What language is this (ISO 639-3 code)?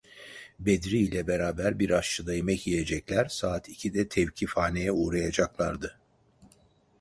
tur